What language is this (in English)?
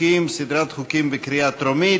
Hebrew